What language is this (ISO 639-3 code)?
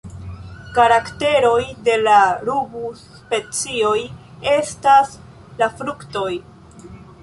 epo